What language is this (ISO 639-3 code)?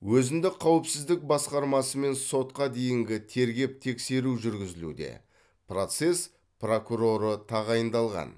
kaz